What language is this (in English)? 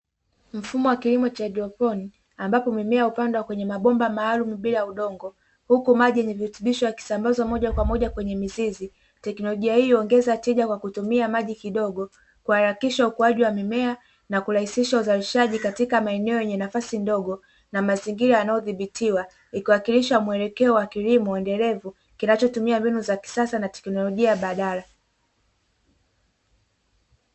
Swahili